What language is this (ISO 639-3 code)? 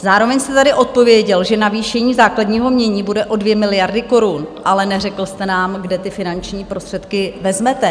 ces